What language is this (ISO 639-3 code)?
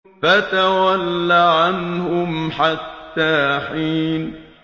ara